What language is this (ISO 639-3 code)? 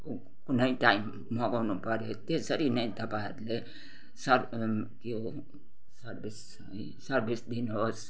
nep